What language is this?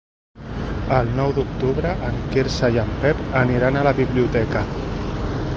Catalan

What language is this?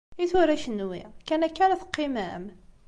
Kabyle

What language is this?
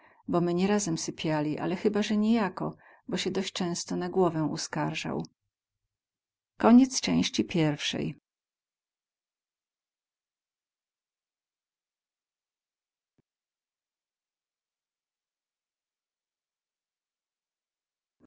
Polish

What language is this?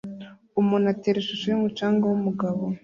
Kinyarwanda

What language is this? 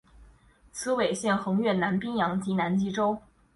Chinese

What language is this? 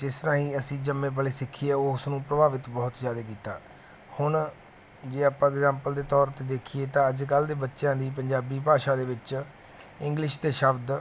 Punjabi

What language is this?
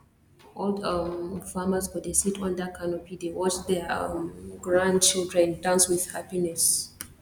Nigerian Pidgin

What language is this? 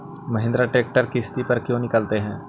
Magahi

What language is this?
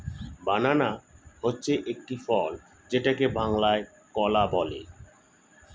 Bangla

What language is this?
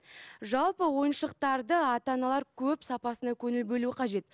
Kazakh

